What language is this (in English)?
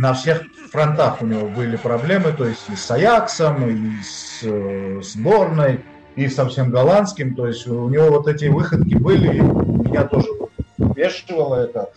Russian